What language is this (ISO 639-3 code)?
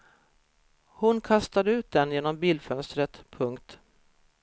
swe